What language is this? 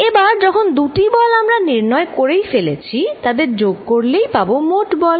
Bangla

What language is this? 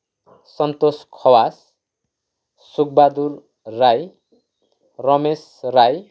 Nepali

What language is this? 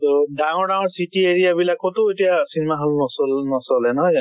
Assamese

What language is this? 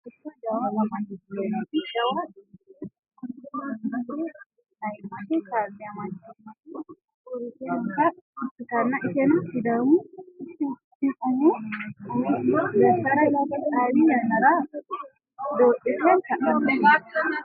Sidamo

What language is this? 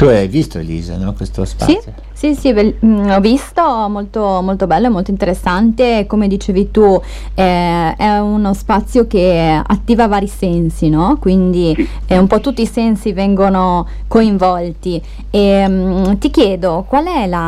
Italian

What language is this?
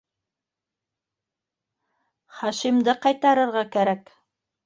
Bashkir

